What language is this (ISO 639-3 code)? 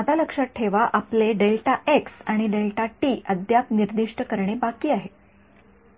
mar